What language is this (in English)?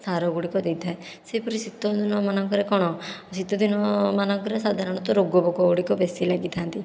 Odia